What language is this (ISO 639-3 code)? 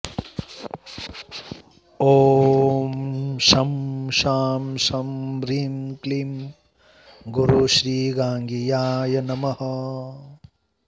san